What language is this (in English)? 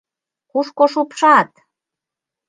Mari